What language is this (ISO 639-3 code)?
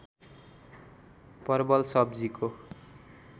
nep